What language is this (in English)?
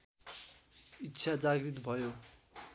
Nepali